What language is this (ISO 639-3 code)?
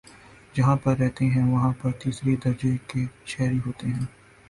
urd